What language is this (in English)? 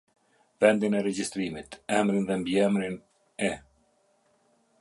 Albanian